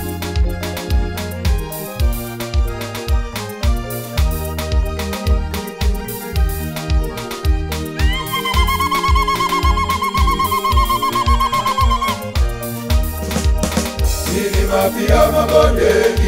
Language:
Romanian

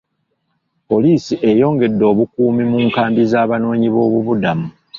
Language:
Ganda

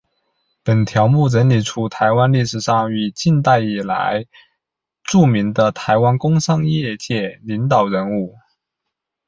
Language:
Chinese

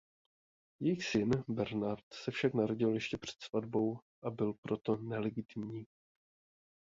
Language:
Czech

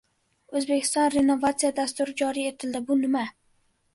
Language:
Uzbek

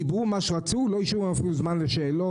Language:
Hebrew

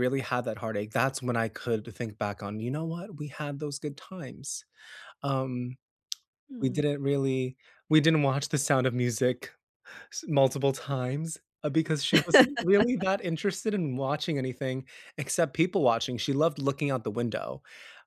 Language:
English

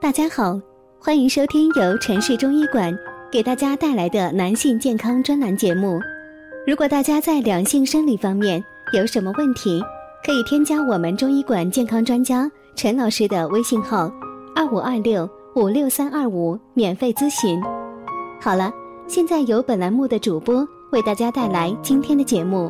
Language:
Chinese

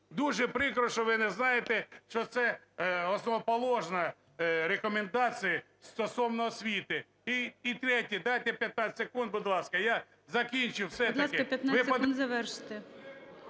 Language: Ukrainian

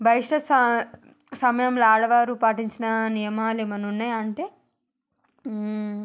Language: Telugu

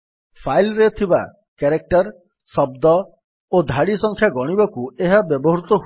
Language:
Odia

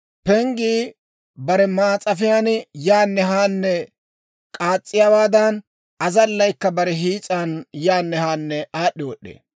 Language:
Dawro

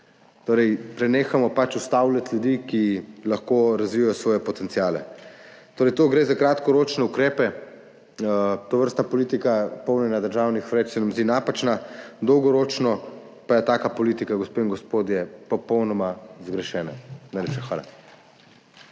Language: Slovenian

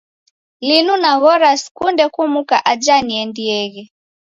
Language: Taita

